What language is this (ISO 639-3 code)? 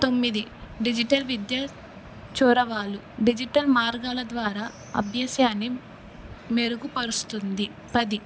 tel